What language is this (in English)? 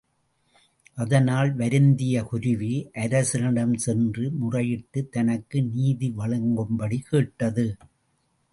Tamil